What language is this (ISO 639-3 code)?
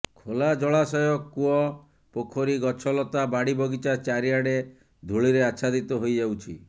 ori